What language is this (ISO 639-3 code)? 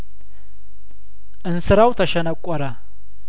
amh